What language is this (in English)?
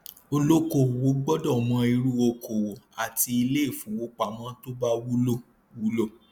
Yoruba